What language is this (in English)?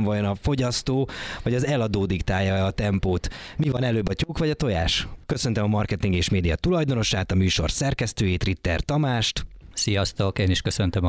Hungarian